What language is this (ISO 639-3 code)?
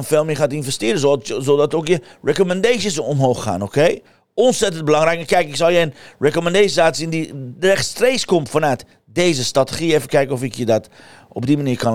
nld